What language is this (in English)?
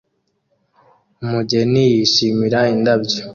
Kinyarwanda